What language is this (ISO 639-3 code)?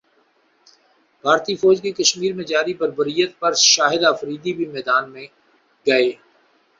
urd